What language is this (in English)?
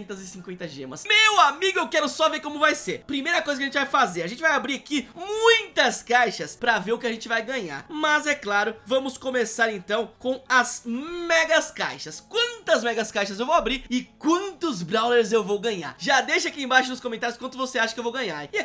Portuguese